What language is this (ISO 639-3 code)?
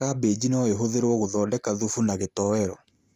kik